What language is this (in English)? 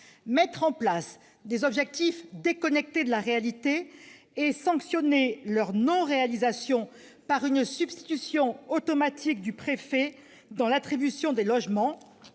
French